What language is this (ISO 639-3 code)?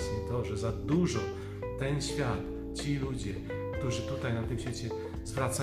pol